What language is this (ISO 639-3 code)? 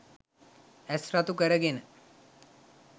sin